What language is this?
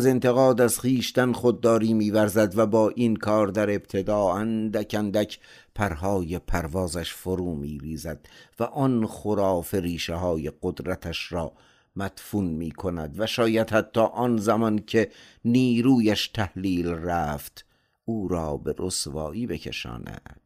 Persian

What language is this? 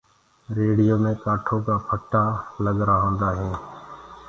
Gurgula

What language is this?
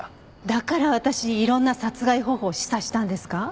Japanese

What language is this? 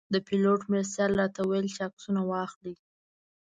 Pashto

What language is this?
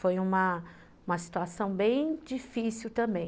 Portuguese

